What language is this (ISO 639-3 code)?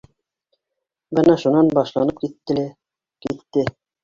bak